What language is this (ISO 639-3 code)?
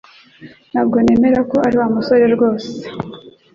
kin